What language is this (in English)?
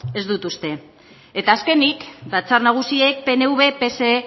Basque